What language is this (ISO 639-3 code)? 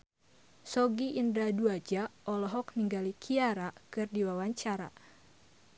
sun